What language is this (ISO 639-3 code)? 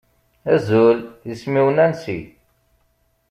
kab